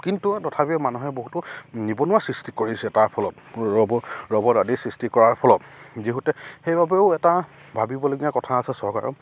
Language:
Assamese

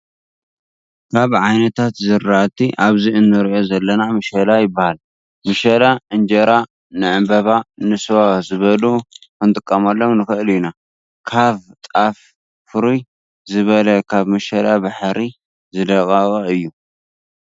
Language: Tigrinya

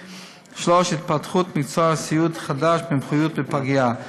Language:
Hebrew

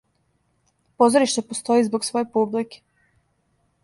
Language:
Serbian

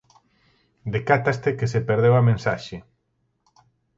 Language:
Galician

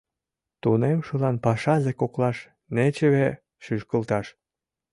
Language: Mari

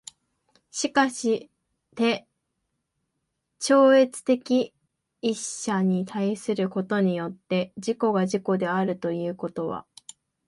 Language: Japanese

